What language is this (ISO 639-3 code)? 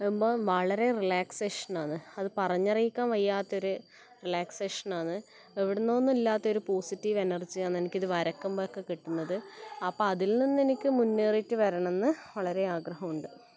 mal